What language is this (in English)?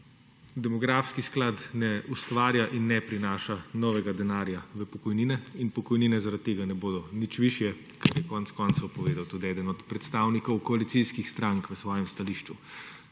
Slovenian